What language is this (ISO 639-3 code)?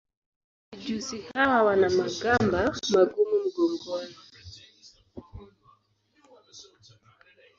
swa